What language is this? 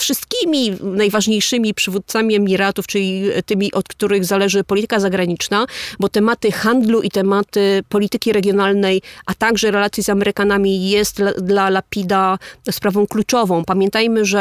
Polish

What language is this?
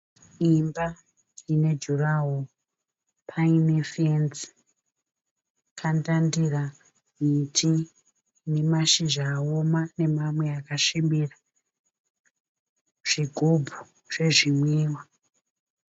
Shona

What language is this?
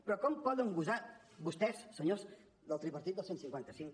Catalan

